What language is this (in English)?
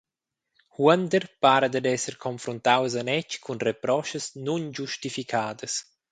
Romansh